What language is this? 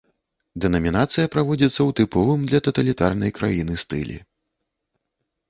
Belarusian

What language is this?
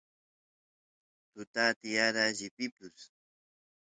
Santiago del Estero Quichua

